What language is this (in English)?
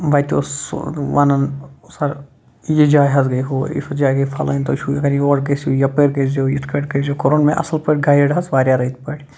Kashmiri